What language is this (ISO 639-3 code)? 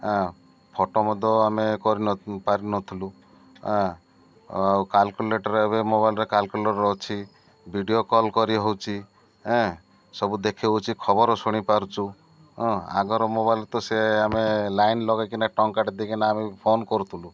ori